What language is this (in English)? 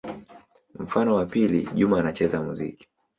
Swahili